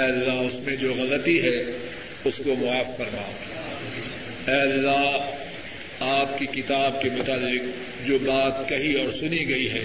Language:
Urdu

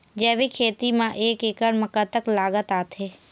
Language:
Chhattisgarhi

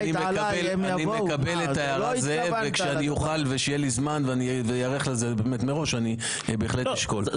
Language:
Hebrew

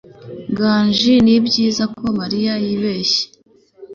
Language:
Kinyarwanda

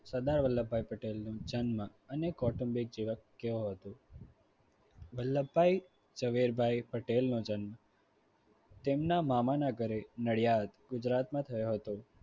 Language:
Gujarati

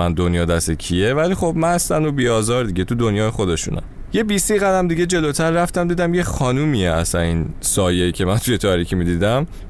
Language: Persian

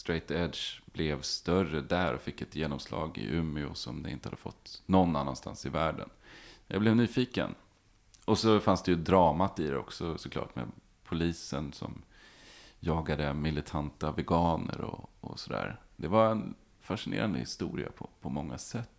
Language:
Swedish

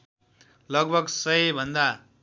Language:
Nepali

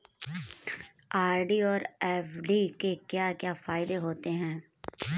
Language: Hindi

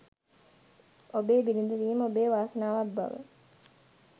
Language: Sinhala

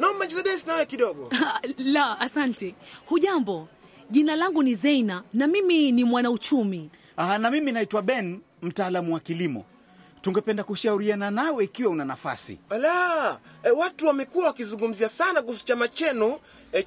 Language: Swahili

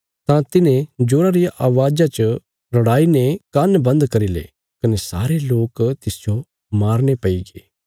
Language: Bilaspuri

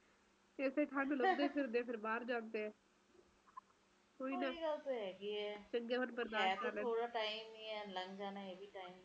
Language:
Punjabi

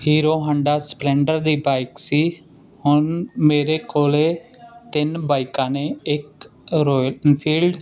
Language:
Punjabi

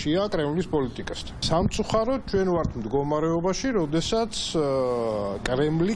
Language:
Romanian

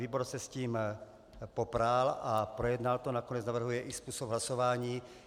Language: Czech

